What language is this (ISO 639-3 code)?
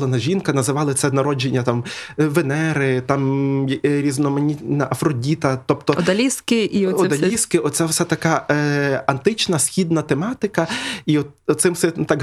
ukr